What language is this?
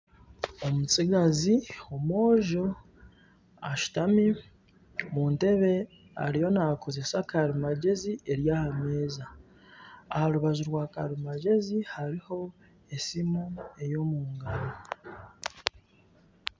Nyankole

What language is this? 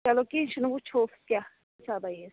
Kashmiri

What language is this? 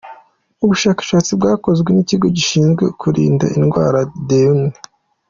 Kinyarwanda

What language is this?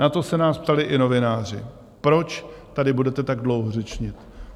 Czech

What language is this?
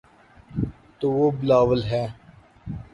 Urdu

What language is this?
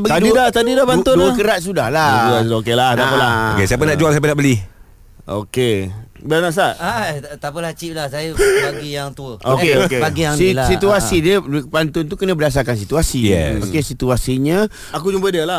Malay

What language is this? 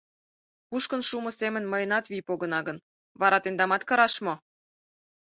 Mari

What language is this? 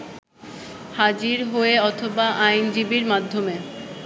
Bangla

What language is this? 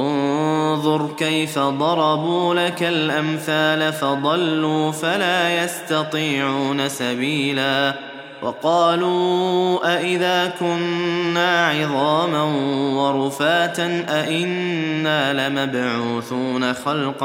Arabic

